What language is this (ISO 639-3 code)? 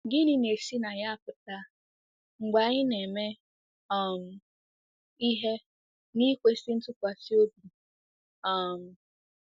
ibo